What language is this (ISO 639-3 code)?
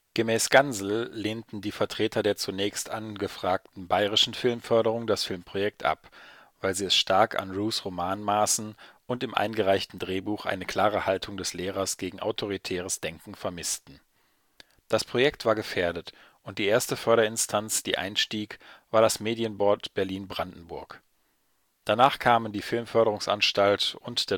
deu